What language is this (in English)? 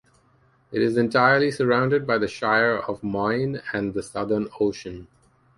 English